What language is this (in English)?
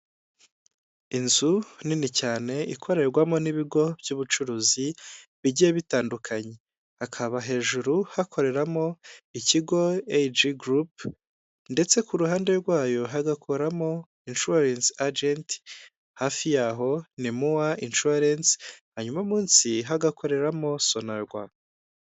Kinyarwanda